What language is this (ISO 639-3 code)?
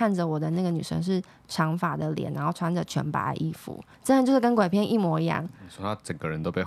zho